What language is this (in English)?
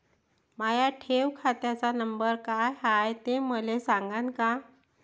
Marathi